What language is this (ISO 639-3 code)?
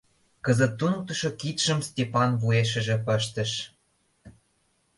chm